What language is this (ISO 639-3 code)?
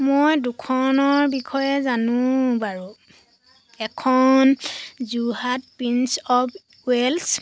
asm